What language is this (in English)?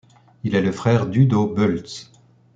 French